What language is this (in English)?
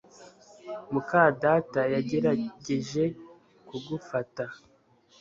Kinyarwanda